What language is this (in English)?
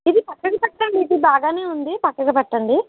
Telugu